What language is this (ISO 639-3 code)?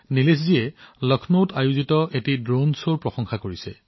asm